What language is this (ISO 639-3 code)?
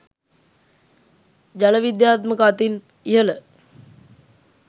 sin